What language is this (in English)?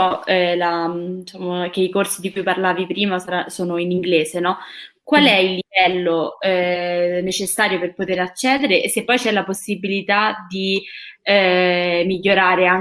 Italian